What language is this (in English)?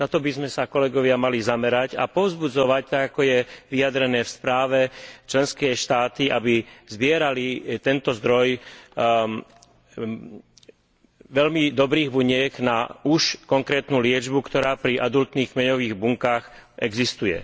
Slovak